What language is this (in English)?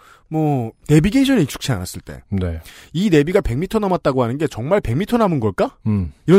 Korean